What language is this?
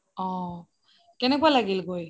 Assamese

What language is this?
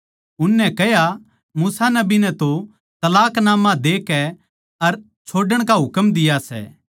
Haryanvi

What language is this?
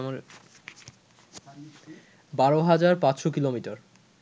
Bangla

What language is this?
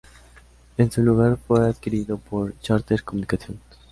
Spanish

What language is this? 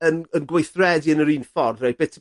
Welsh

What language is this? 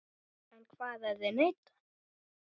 Icelandic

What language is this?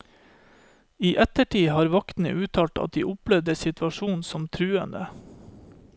Norwegian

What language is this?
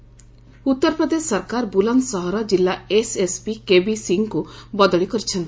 Odia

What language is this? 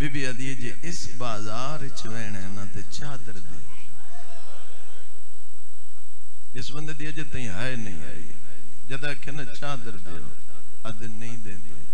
Arabic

